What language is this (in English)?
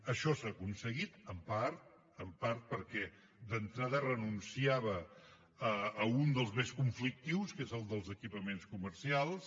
Catalan